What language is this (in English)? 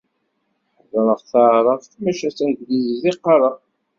Kabyle